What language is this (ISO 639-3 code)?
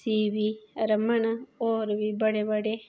doi